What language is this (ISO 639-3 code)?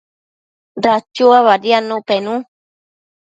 mcf